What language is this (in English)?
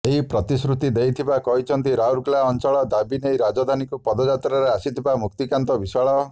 Odia